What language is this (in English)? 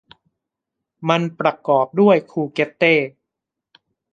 Thai